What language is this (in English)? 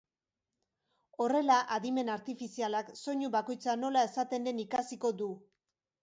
Basque